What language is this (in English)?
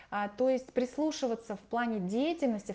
Russian